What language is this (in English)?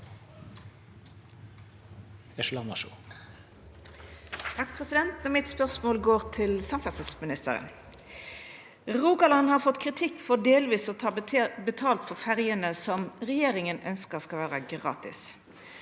Norwegian